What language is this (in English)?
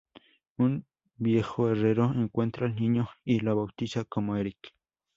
Spanish